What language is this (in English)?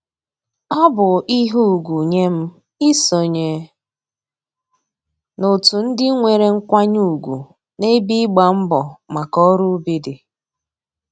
Igbo